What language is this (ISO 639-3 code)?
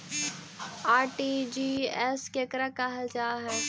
mag